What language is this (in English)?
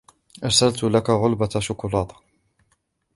Arabic